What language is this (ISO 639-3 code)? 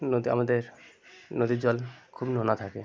ben